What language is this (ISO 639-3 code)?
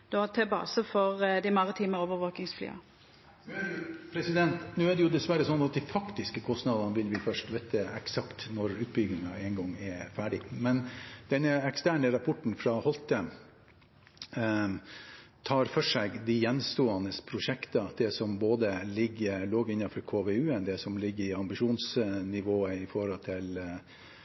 nor